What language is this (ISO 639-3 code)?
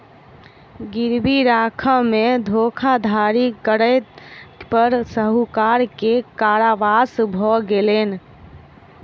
mai